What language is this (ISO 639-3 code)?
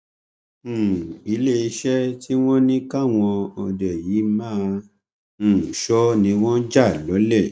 yor